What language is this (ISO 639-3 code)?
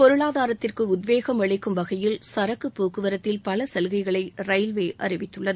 tam